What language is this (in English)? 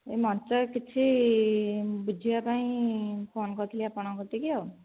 Odia